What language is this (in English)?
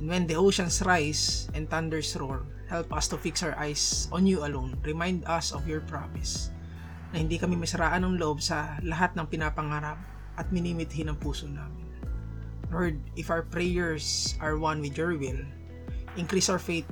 Filipino